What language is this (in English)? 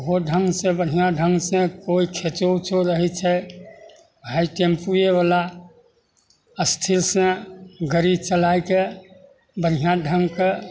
Maithili